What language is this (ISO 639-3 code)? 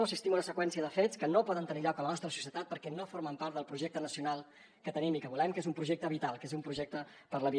cat